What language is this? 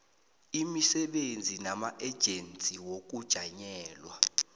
South Ndebele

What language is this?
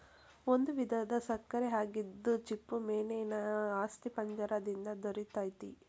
Kannada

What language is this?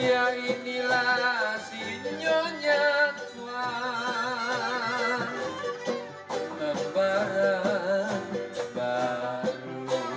Indonesian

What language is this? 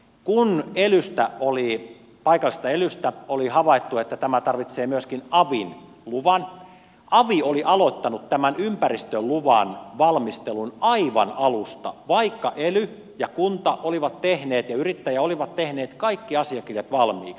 Finnish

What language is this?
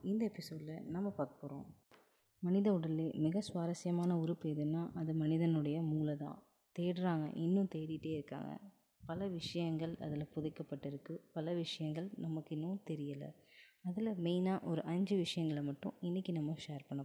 Tamil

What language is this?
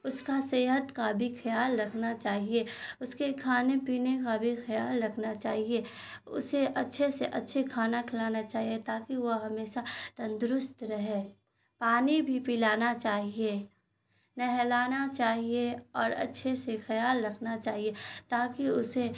Urdu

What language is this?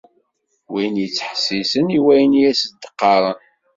Kabyle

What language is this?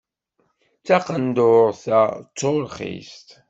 Kabyle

